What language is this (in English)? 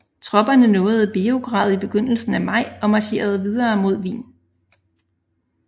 Danish